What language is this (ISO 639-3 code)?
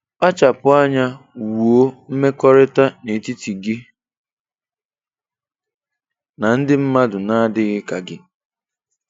ibo